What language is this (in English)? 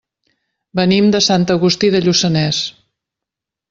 Catalan